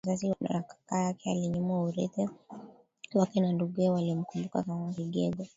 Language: Swahili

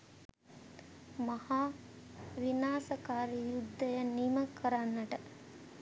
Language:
Sinhala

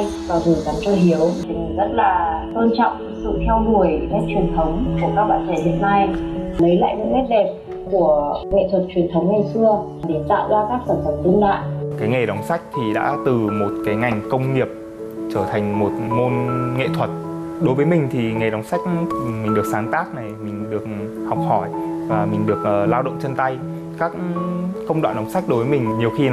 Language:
Vietnamese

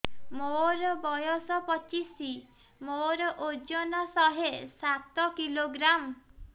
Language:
Odia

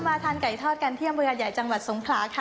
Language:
Thai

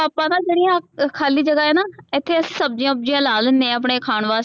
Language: Punjabi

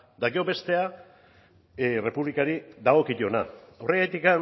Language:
Basque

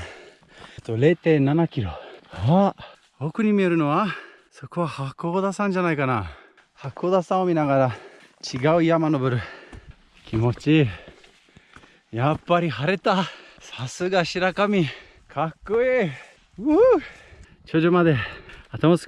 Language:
Japanese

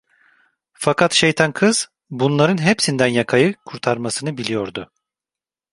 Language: Turkish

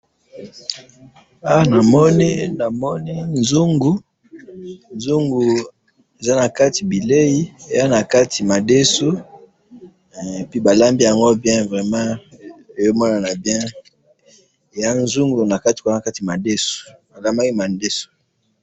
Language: Lingala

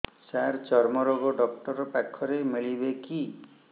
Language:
Odia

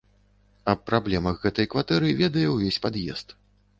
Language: Belarusian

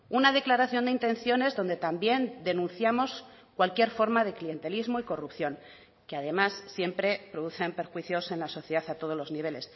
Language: Spanish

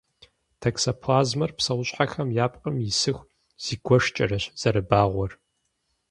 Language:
Kabardian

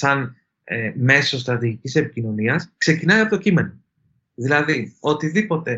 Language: Greek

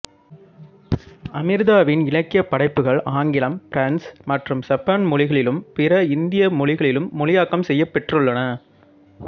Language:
Tamil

